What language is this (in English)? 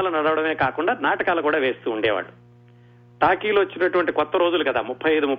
Telugu